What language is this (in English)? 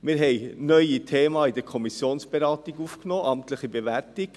Swiss German